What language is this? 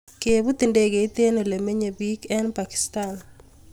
Kalenjin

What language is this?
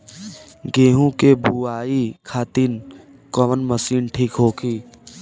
Bhojpuri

